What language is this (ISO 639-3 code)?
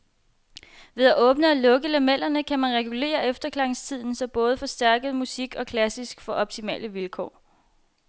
dan